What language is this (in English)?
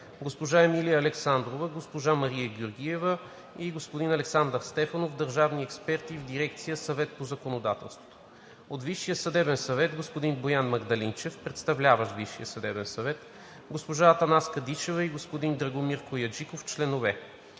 Bulgarian